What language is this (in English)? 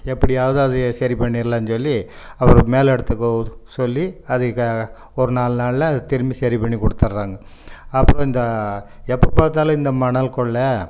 Tamil